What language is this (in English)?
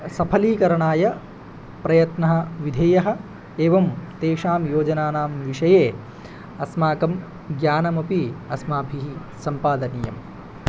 Sanskrit